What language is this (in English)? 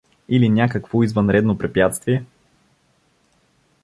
Bulgarian